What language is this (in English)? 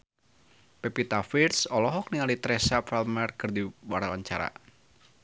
Sundanese